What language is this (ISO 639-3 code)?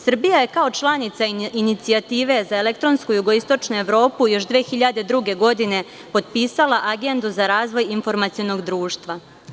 srp